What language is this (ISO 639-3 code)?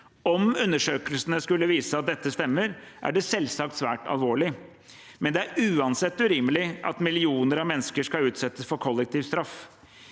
nor